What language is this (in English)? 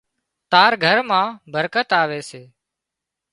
Wadiyara Koli